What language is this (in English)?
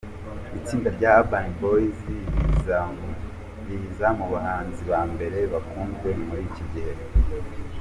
Kinyarwanda